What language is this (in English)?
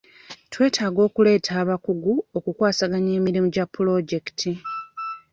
Ganda